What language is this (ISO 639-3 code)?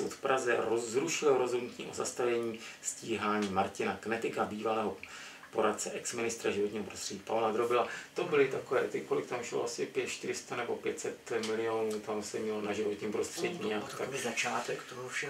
ces